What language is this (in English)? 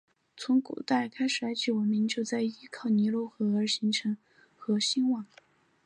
Chinese